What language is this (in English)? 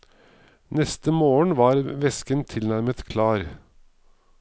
Norwegian